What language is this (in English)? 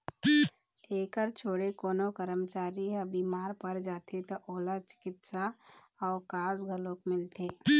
Chhattisgarhi